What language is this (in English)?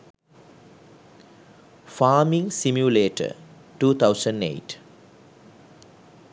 Sinhala